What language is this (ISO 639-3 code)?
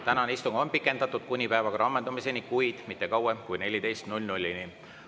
est